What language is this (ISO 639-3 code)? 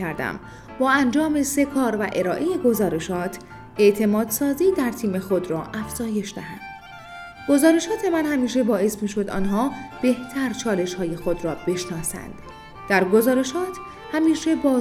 fas